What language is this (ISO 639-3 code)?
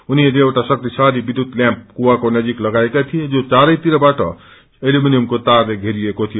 nep